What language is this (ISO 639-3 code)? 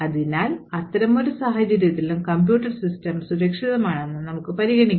mal